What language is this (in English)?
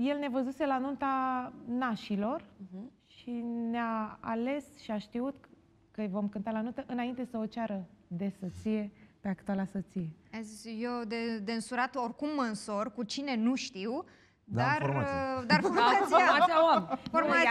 Romanian